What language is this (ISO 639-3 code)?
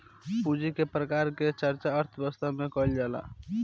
bho